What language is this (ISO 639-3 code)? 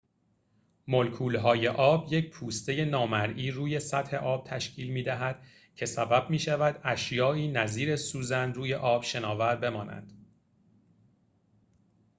fas